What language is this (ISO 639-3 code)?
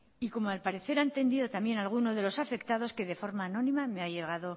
spa